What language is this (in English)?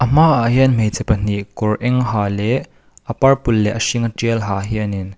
Mizo